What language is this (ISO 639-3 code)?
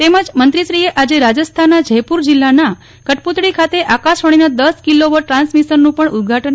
guj